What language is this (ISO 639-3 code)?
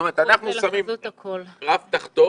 heb